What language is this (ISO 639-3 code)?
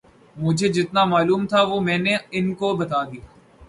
urd